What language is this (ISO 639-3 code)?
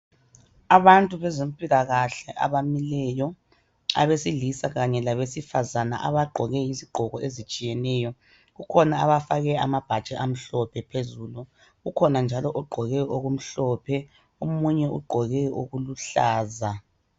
nde